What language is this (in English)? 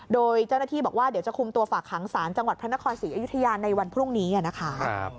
Thai